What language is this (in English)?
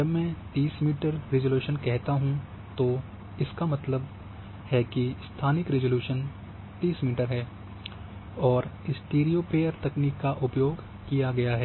Hindi